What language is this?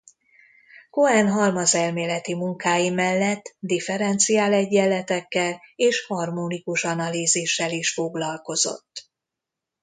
Hungarian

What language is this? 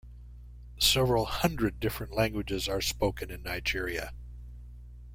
English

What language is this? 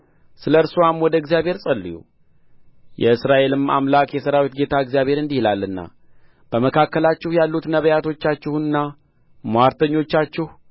Amharic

